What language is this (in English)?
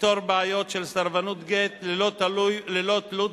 Hebrew